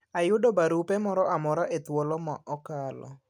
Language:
Luo (Kenya and Tanzania)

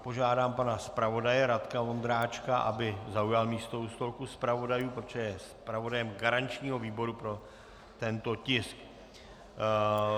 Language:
Czech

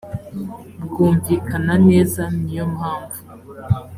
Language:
Kinyarwanda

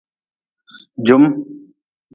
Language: Nawdm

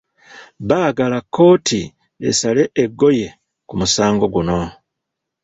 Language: Ganda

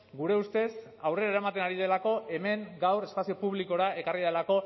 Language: Basque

